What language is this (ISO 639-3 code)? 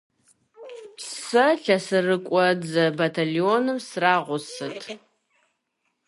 kbd